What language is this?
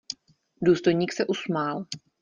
Czech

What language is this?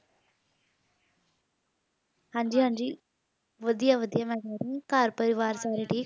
Punjabi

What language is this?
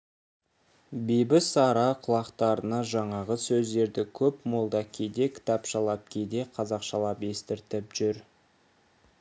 Kazakh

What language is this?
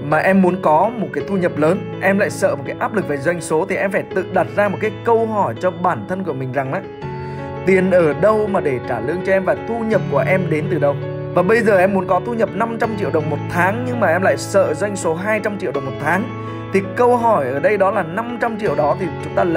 Vietnamese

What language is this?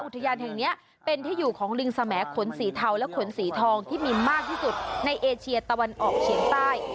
Thai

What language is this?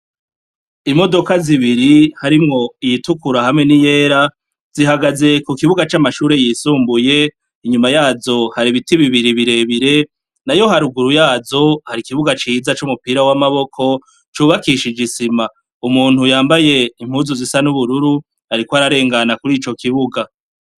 Rundi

